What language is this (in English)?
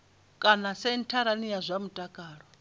Venda